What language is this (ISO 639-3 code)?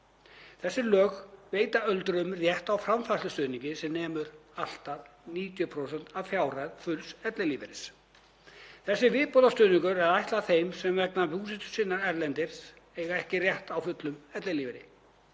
isl